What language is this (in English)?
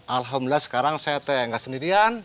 Indonesian